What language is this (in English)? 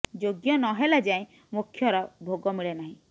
Odia